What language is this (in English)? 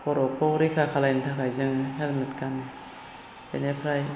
Bodo